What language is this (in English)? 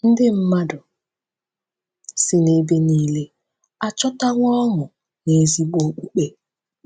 Igbo